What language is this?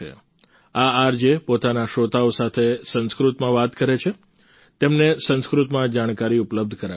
Gujarati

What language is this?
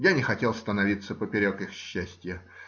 Russian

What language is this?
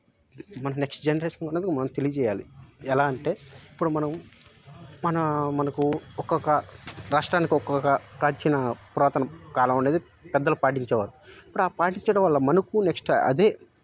Telugu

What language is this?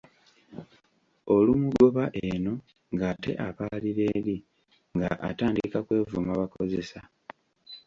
Ganda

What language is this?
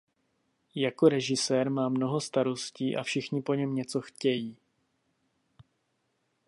Czech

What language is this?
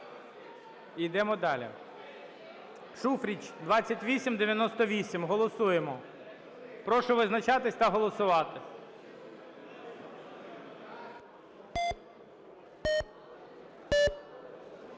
Ukrainian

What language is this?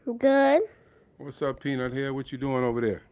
English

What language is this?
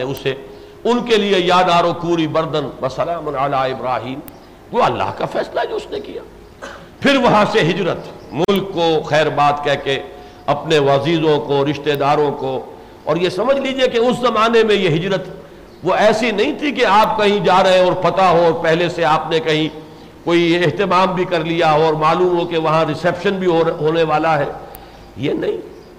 Urdu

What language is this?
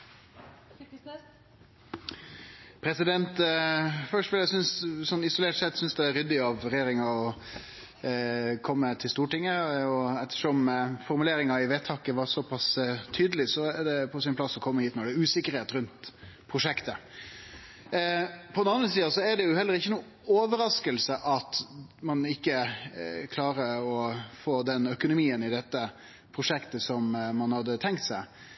Norwegian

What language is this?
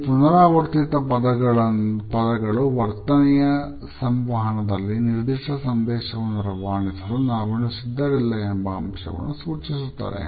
Kannada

